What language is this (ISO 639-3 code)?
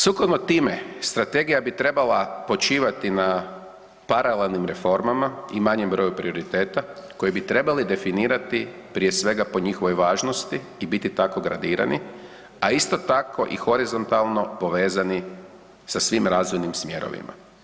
hrv